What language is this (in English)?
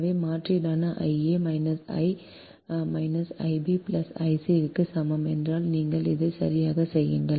Tamil